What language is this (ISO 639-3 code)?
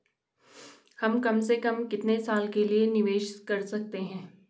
hin